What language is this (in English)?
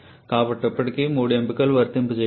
Telugu